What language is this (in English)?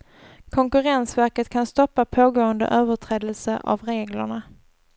Swedish